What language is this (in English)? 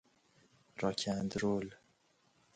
Persian